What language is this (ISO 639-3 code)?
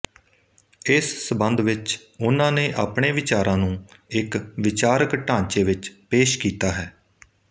pan